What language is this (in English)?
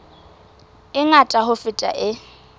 Southern Sotho